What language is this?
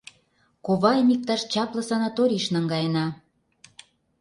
Mari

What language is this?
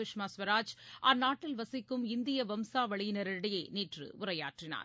Tamil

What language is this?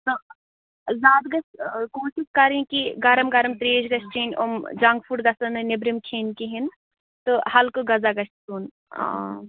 Kashmiri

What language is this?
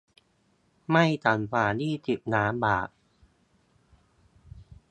Thai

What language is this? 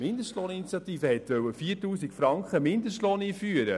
Swiss German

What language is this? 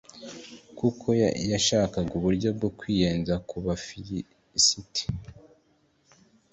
Kinyarwanda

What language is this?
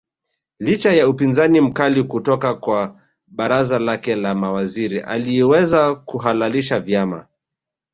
Swahili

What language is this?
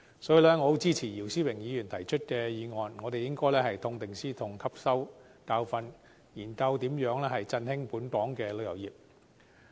Cantonese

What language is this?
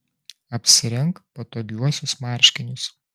Lithuanian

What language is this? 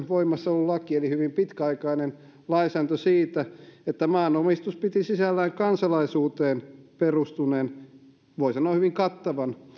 Finnish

